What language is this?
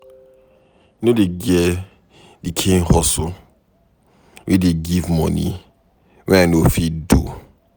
Nigerian Pidgin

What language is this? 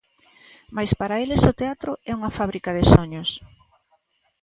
Galician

